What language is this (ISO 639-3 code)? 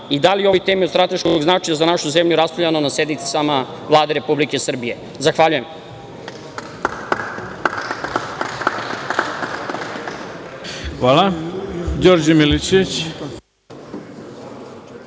srp